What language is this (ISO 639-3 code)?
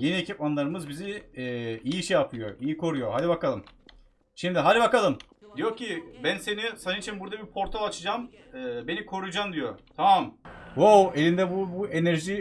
tur